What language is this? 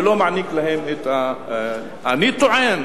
Hebrew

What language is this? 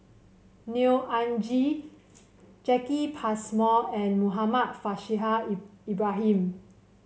English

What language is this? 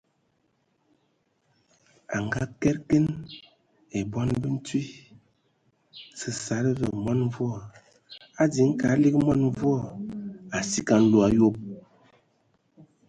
Ewondo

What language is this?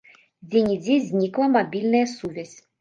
Belarusian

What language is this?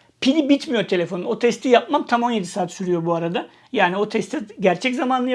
Turkish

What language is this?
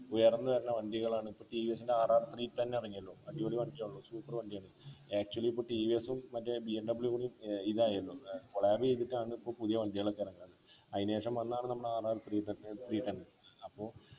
Malayalam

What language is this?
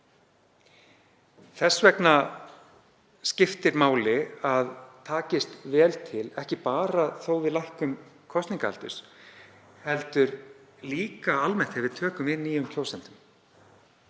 Icelandic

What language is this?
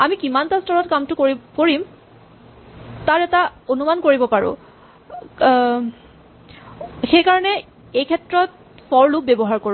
Assamese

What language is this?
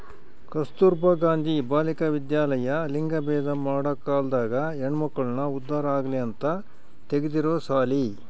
Kannada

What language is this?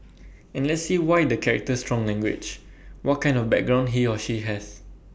English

